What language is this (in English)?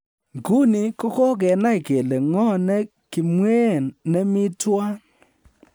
Kalenjin